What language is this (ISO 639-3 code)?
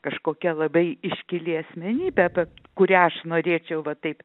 lit